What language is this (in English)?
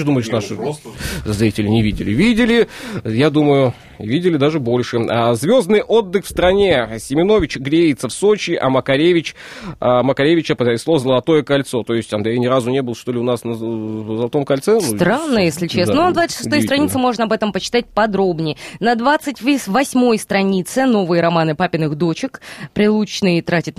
Russian